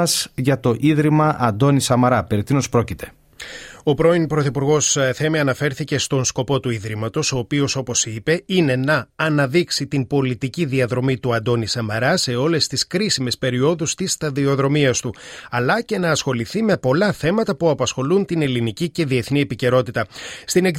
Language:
Greek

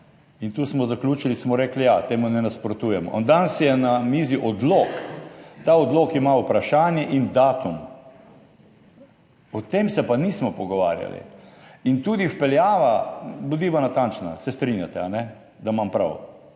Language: Slovenian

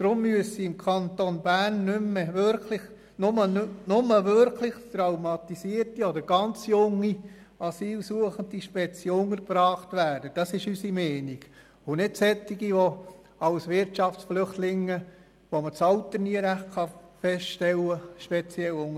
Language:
Swiss German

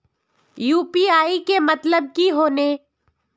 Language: Magahi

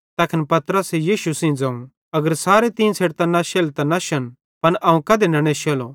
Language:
Bhadrawahi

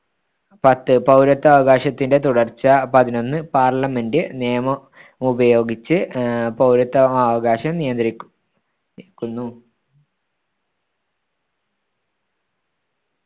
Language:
Malayalam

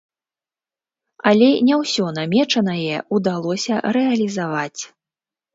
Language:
Belarusian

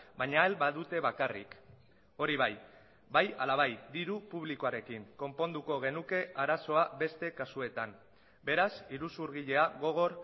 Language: Basque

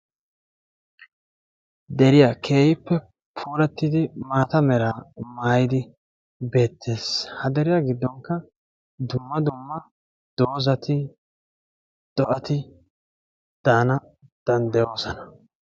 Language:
Wolaytta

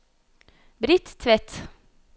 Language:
Norwegian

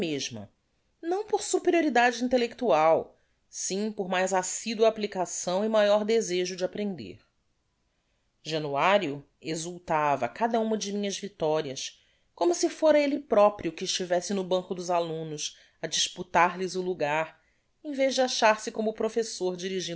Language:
Portuguese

